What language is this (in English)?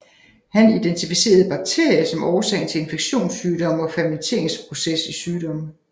Danish